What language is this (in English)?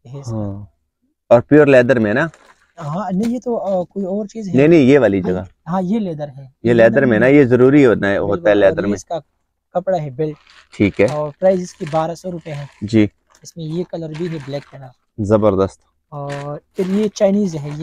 Hindi